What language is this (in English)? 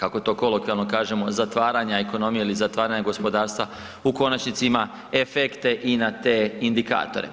Croatian